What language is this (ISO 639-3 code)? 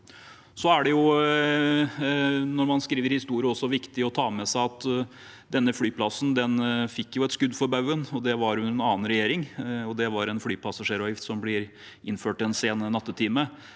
nor